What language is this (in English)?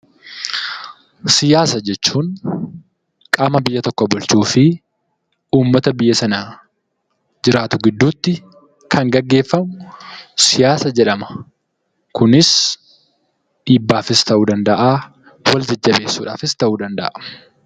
Oromo